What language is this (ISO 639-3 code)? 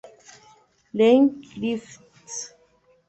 spa